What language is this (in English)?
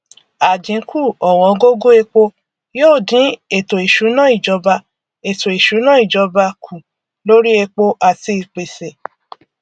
Yoruba